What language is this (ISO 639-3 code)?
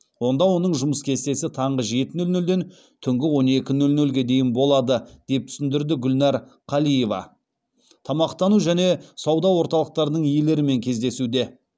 kaz